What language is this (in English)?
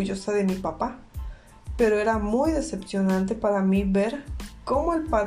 Spanish